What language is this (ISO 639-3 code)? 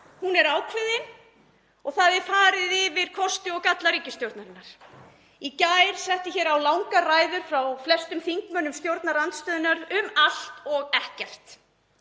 isl